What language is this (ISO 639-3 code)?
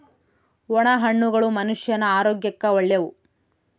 kan